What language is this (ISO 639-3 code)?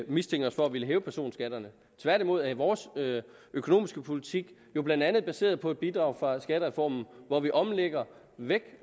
dan